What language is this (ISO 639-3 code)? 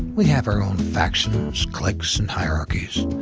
eng